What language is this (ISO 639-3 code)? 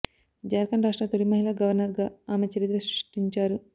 tel